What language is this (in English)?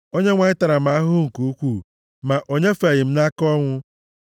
Igbo